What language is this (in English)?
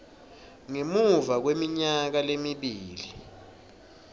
Swati